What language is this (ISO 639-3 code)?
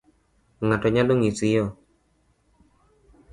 luo